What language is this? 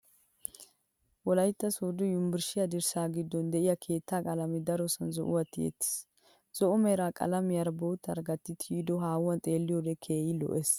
Wolaytta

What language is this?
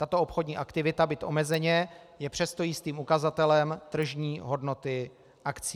Czech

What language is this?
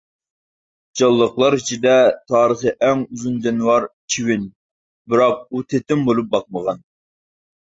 Uyghur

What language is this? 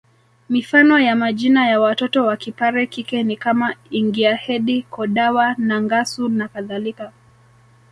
Swahili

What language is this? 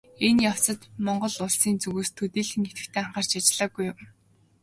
Mongolian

